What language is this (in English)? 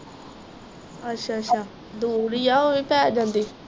Punjabi